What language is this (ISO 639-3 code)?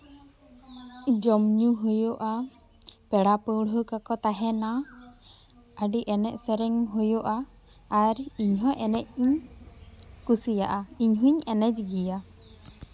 sat